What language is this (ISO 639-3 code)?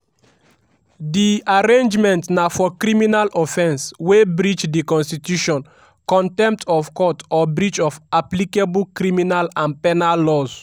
pcm